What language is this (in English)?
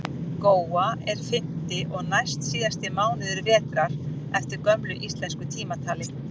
Icelandic